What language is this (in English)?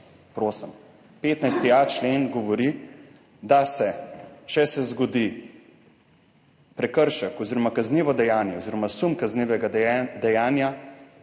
Slovenian